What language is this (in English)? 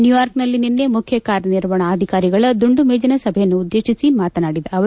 Kannada